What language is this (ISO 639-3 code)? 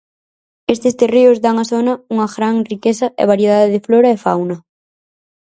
glg